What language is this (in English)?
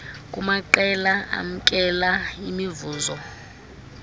Xhosa